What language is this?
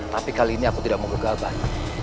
Indonesian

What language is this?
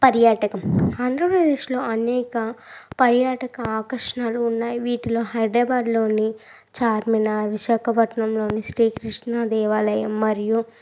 Telugu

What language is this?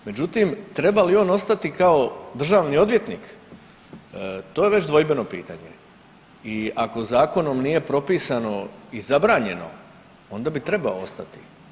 Croatian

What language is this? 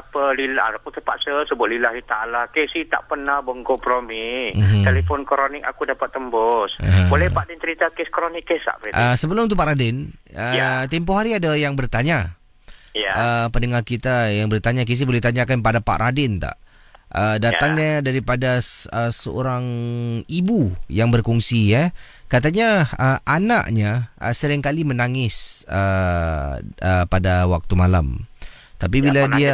Malay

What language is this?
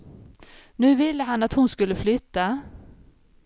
Swedish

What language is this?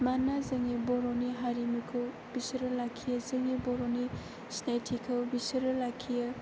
Bodo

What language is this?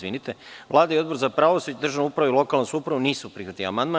Serbian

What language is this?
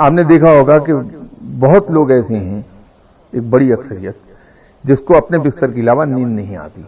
Urdu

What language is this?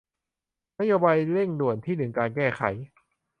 Thai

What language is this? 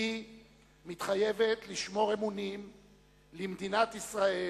Hebrew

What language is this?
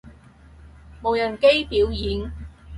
Cantonese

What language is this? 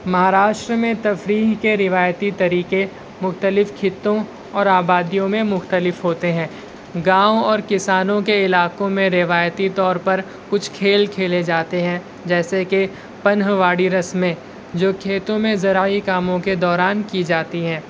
Urdu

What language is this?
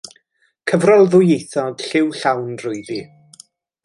Welsh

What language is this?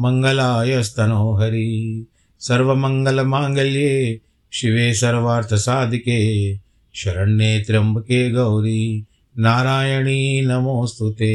Hindi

